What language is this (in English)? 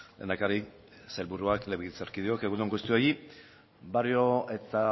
Basque